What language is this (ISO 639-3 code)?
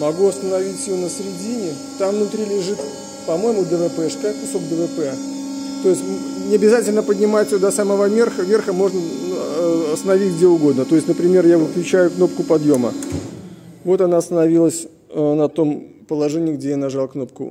rus